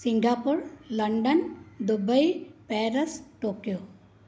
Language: Sindhi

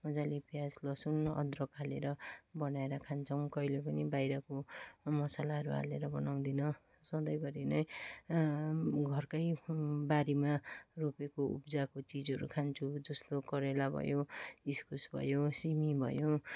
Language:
Nepali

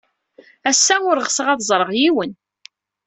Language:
Kabyle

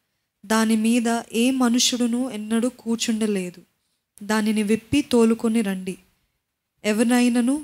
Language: Telugu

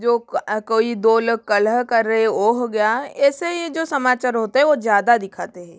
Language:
Hindi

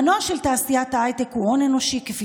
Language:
Hebrew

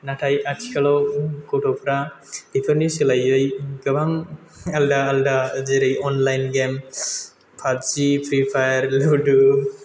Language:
Bodo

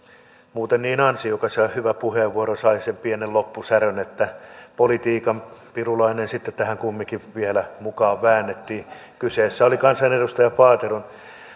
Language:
Finnish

